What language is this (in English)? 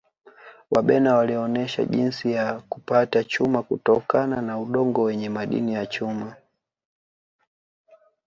Swahili